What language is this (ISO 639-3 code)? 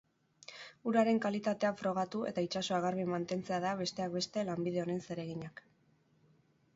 eus